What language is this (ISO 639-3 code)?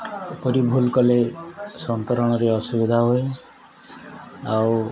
ori